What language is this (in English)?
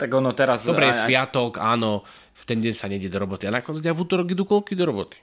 Slovak